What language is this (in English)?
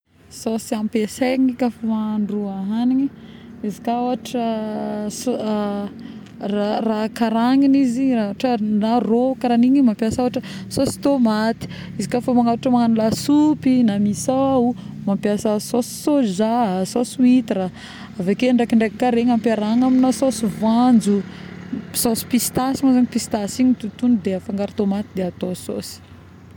Northern Betsimisaraka Malagasy